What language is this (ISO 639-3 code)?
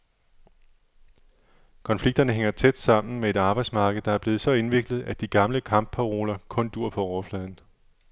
dan